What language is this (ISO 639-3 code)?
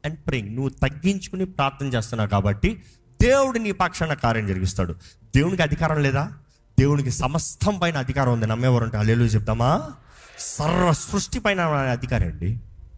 tel